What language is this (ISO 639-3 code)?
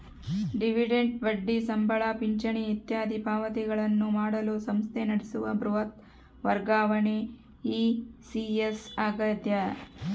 kan